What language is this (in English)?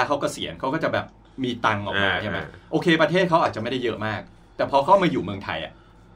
Thai